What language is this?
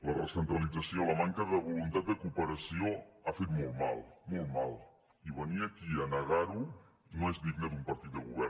Catalan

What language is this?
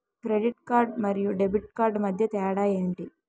Telugu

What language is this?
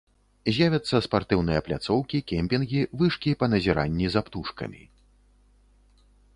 Belarusian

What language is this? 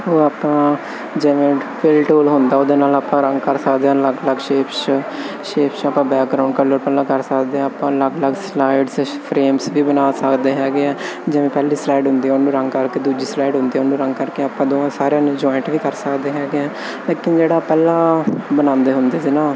Punjabi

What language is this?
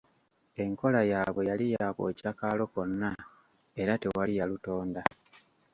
Ganda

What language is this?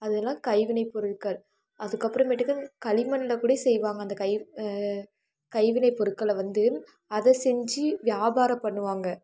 Tamil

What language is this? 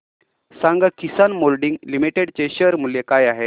Marathi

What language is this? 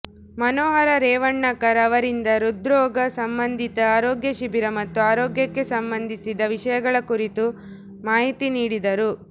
Kannada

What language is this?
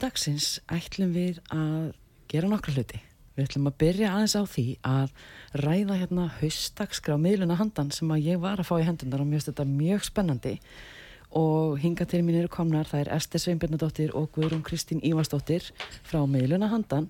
English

